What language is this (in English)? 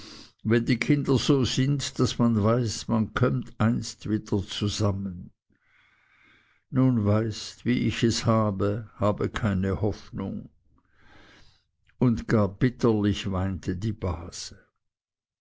German